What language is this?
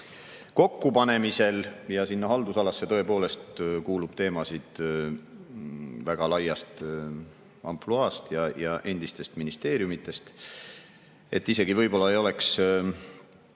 Estonian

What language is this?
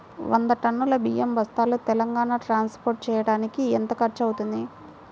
Telugu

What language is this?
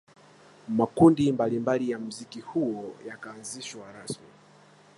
Swahili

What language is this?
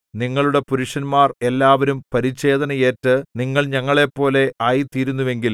Malayalam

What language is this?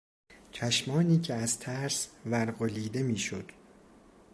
Persian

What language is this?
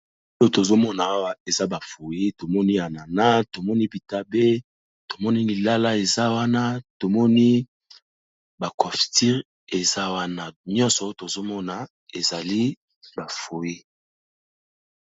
Lingala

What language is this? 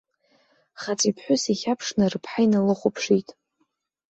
Abkhazian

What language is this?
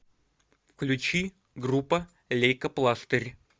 Russian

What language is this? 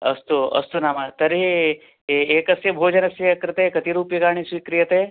Sanskrit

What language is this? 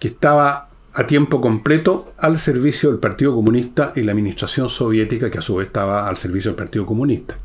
Spanish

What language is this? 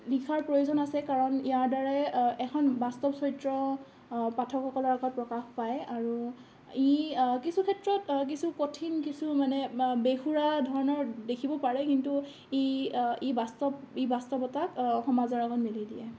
Assamese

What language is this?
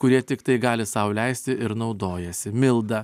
Lithuanian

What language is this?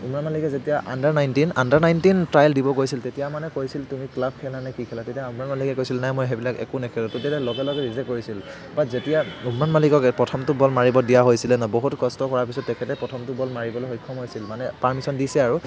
Assamese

